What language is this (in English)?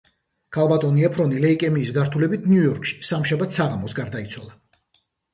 Georgian